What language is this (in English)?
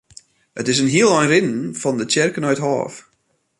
Western Frisian